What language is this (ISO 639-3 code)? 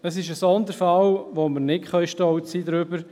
gsw